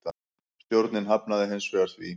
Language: Icelandic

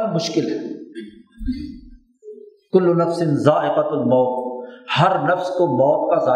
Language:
Urdu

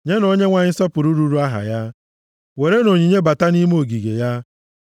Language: Igbo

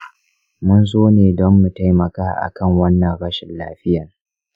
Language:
Hausa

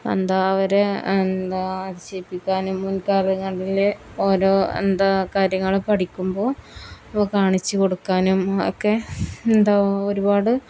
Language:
Malayalam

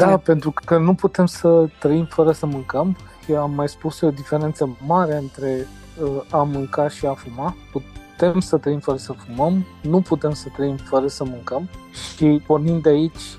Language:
Romanian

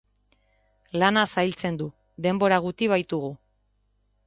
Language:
Basque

